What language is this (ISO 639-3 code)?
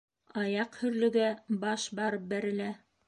bak